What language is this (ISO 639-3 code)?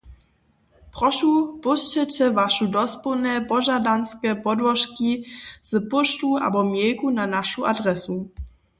hsb